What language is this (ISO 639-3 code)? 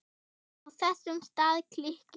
isl